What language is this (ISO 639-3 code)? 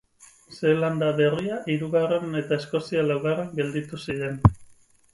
eus